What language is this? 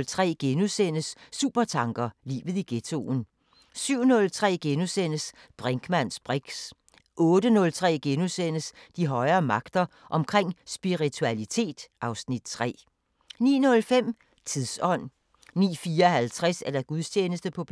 Danish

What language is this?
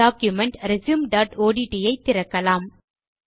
Tamil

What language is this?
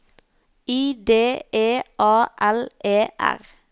Norwegian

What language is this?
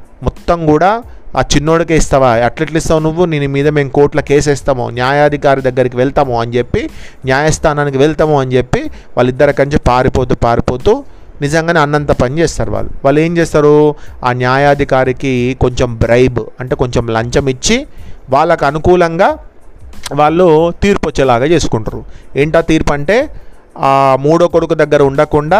Telugu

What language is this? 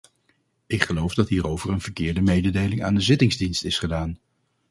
Dutch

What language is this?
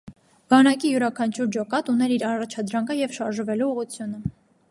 Armenian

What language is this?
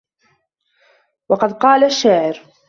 Arabic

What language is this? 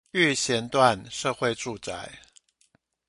Chinese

